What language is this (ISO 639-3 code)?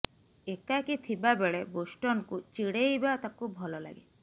ori